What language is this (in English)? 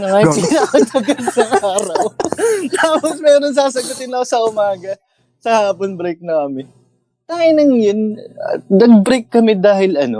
Filipino